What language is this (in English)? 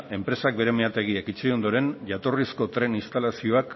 Basque